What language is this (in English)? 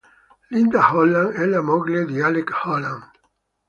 Italian